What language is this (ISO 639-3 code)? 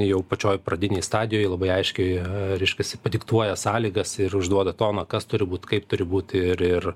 lit